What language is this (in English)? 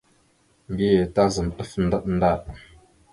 Mada (Cameroon)